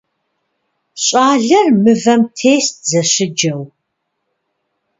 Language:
Kabardian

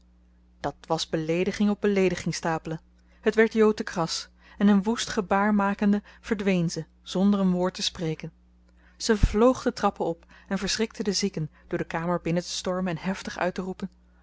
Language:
Dutch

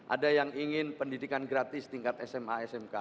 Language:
Indonesian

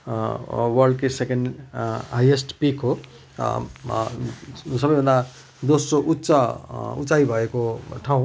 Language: Nepali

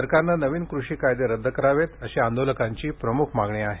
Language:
Marathi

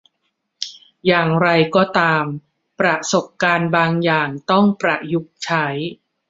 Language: Thai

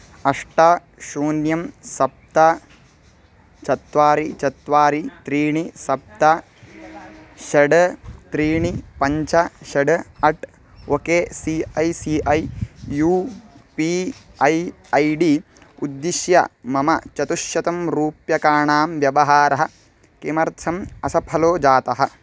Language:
Sanskrit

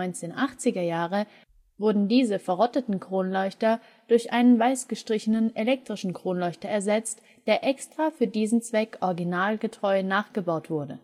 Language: German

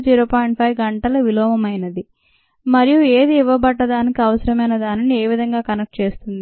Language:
Telugu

